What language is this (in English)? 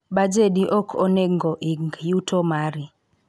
Luo (Kenya and Tanzania)